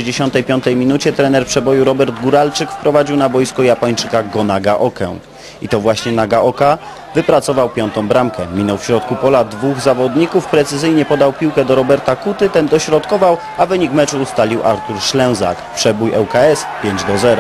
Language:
Polish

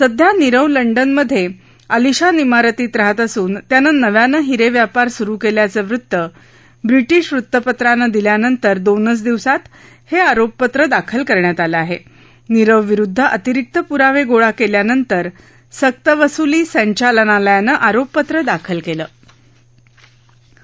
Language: Marathi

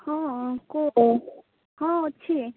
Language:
Odia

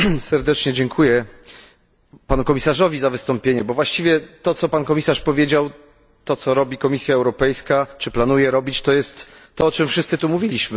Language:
Polish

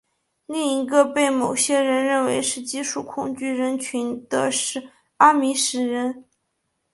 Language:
Chinese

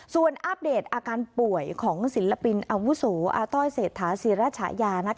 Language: Thai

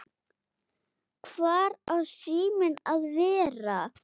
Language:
Icelandic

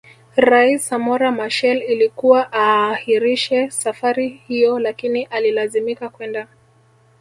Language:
Swahili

